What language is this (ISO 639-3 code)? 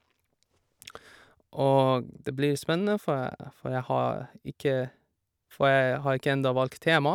nor